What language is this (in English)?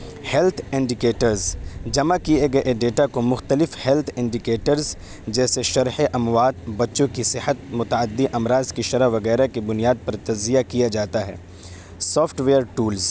Urdu